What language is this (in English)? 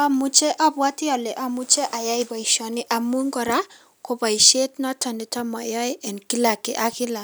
Kalenjin